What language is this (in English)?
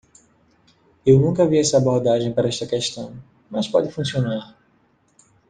Portuguese